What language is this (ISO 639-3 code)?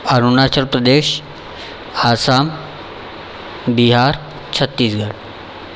mar